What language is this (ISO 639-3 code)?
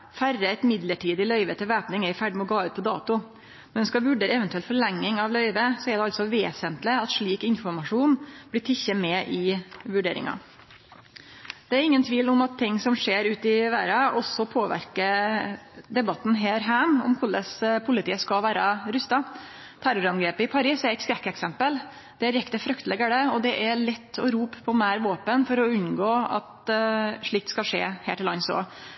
nno